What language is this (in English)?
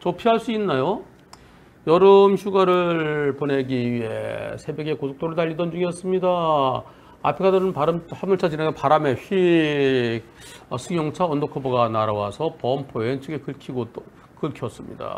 Korean